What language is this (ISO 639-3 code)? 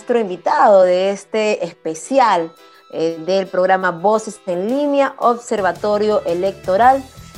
spa